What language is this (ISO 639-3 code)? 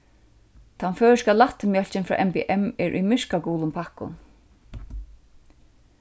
fao